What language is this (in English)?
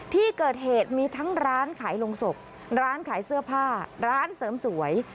Thai